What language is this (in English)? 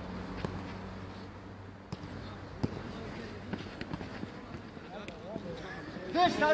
Turkish